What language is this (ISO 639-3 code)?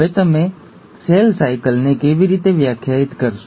guj